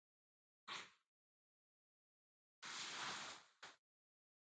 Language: Jauja Wanca Quechua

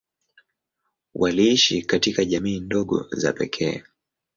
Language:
Swahili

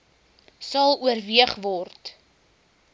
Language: Afrikaans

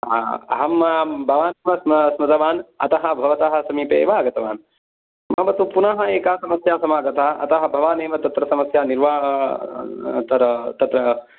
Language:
Sanskrit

